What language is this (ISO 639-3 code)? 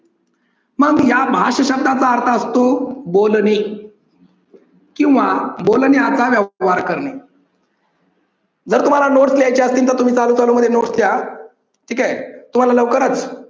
mar